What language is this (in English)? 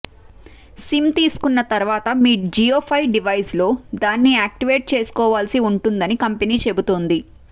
Telugu